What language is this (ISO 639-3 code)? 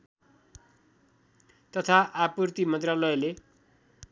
nep